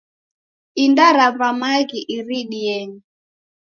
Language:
Taita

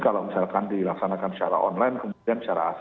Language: Indonesian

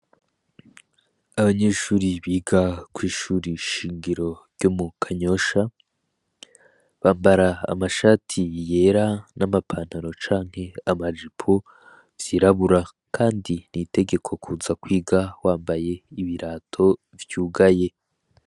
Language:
Rundi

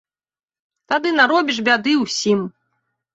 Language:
Belarusian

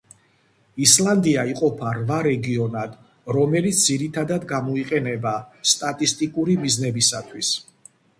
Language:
Georgian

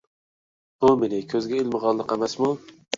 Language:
Uyghur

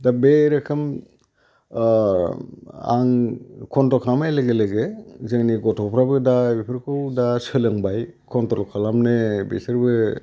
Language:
Bodo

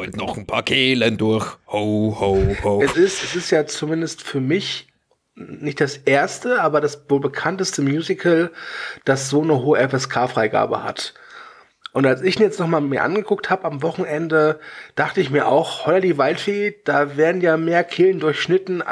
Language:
German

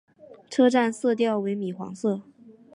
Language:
Chinese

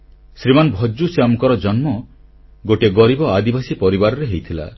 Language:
Odia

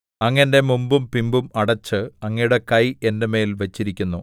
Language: Malayalam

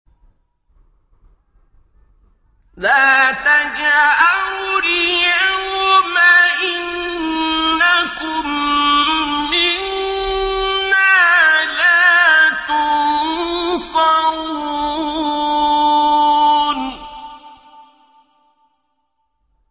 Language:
Arabic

